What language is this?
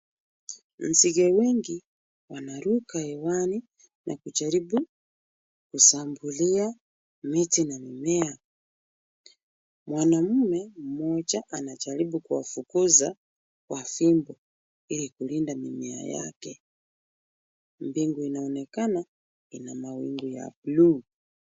Swahili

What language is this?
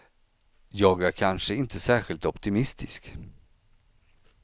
Swedish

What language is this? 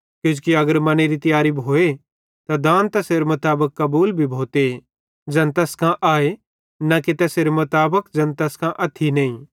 Bhadrawahi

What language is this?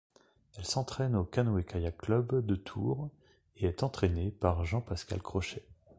French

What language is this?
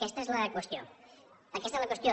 Catalan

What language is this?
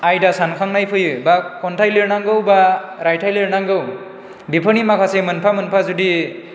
Bodo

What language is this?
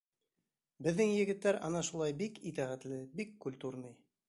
Bashkir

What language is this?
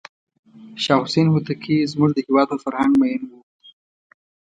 Pashto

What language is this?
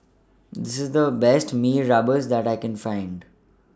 English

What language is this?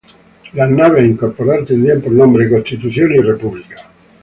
Spanish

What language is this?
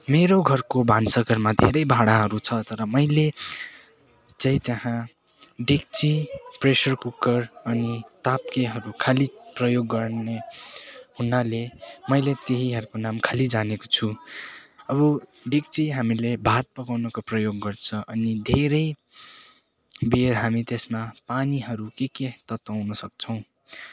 Nepali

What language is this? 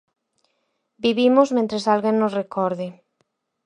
Galician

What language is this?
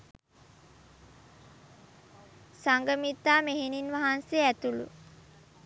Sinhala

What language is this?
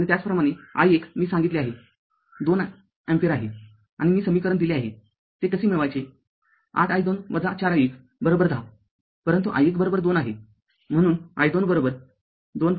Marathi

